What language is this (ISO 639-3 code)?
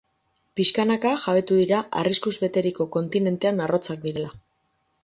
eus